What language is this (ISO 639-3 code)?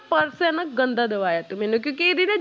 pan